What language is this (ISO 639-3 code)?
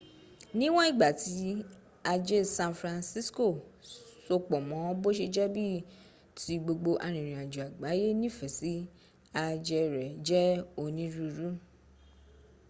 yor